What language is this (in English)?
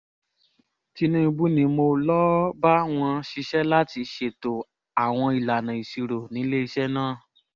Yoruba